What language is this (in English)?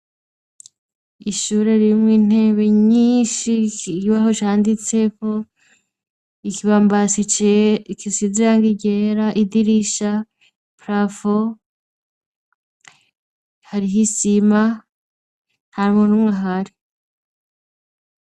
Rundi